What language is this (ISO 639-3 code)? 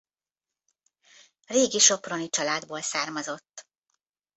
hun